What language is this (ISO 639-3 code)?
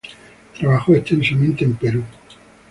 spa